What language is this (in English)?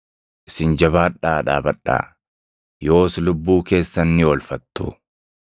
Oromo